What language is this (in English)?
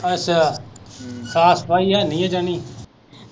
Punjabi